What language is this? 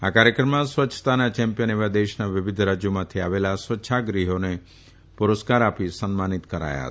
Gujarati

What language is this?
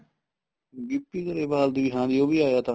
Punjabi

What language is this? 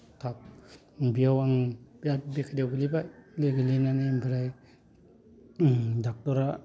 Bodo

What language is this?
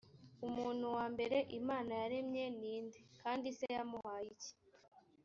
Kinyarwanda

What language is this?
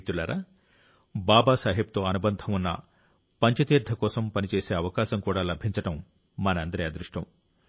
Telugu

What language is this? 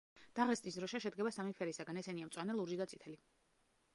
Georgian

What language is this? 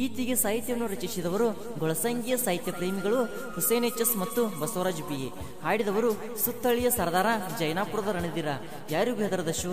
Indonesian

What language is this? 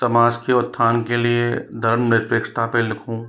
Hindi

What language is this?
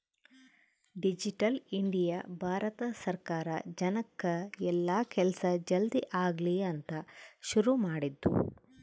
Kannada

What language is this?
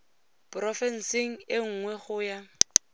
Tswana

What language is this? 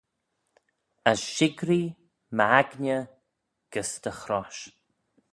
Manx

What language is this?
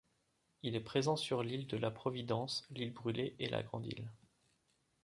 French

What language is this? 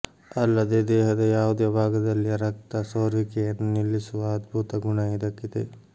Kannada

